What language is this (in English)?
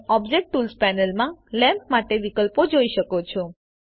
Gujarati